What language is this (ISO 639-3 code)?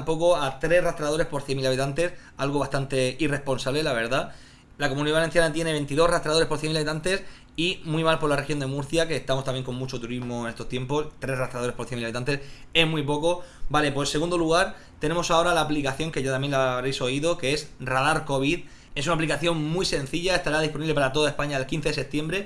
spa